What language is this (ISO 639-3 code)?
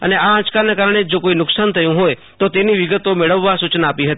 guj